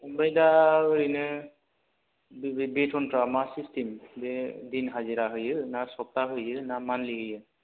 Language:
Bodo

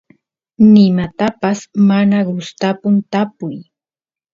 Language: Santiago del Estero Quichua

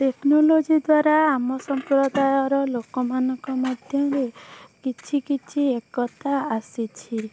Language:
Odia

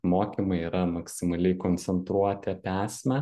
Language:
Lithuanian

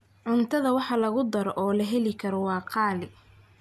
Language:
Somali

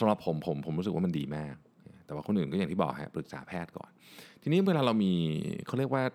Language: Thai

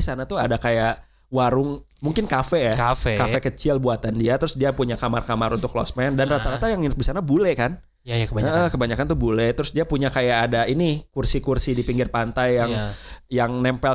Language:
Indonesian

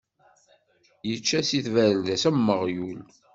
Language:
Kabyle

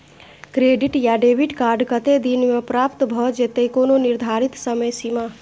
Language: Maithili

